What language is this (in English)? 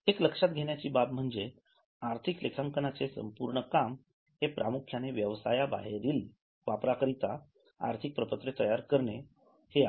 Marathi